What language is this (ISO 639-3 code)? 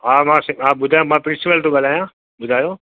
snd